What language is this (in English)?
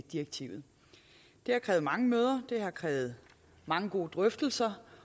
Danish